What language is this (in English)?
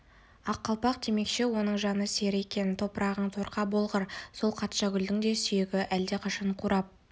Kazakh